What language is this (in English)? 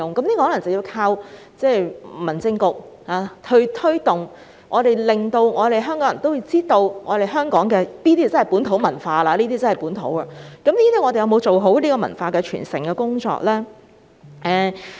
Cantonese